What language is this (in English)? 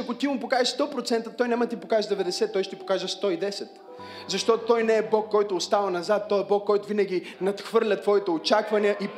Bulgarian